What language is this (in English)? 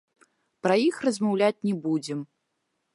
Belarusian